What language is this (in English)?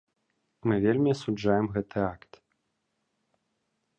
Belarusian